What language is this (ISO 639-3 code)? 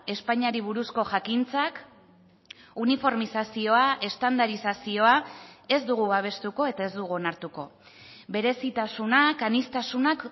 eus